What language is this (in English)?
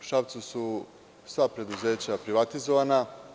Serbian